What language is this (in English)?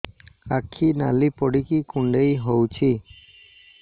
Odia